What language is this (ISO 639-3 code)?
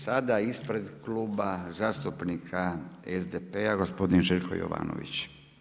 hrv